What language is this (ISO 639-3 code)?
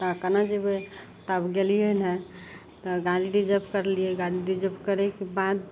mai